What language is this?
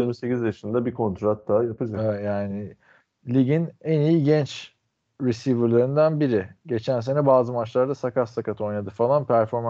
Turkish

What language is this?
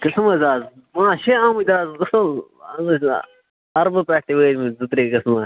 Kashmiri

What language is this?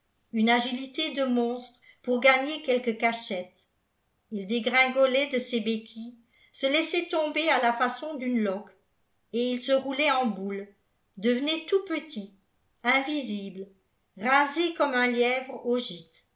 French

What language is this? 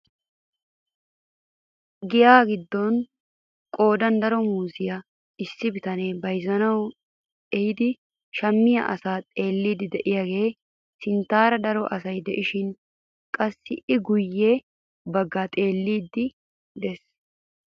Wolaytta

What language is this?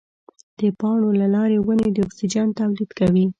Pashto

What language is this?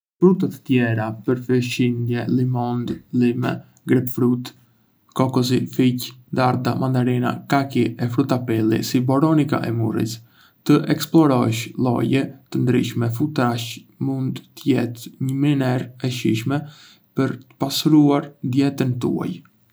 Arbëreshë Albanian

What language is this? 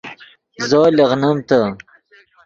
Yidgha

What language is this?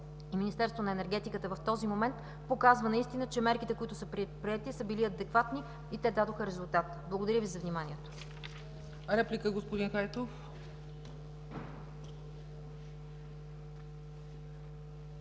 Bulgarian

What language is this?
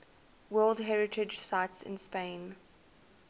English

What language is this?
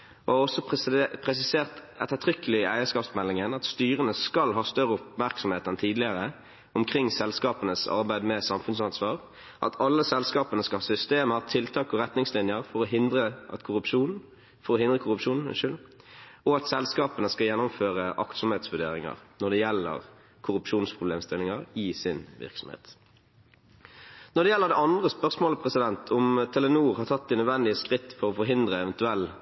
Norwegian Bokmål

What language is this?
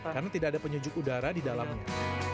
Indonesian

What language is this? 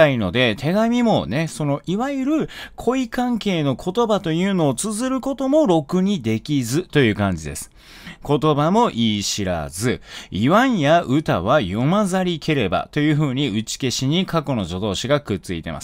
Japanese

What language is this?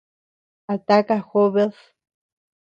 Tepeuxila Cuicatec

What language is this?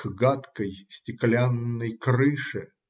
Russian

